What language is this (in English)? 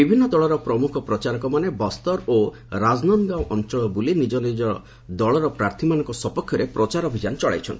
Odia